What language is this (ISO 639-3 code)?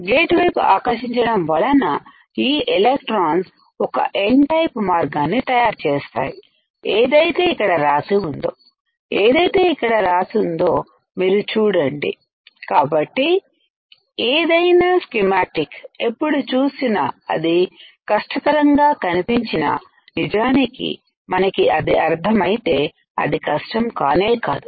tel